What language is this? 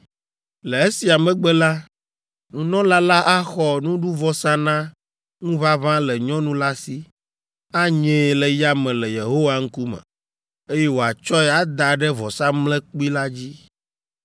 Ewe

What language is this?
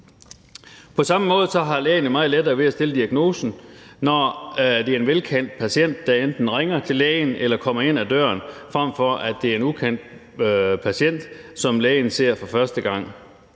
Danish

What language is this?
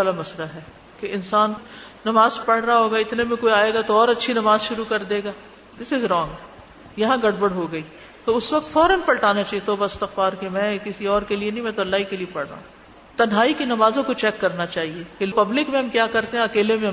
Urdu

